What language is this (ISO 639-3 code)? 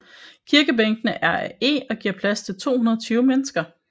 dan